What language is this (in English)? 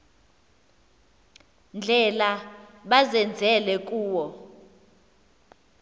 Xhosa